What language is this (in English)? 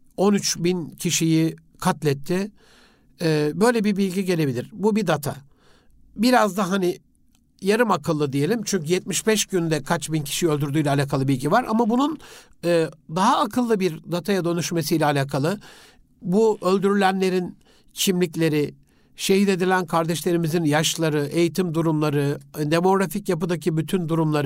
Turkish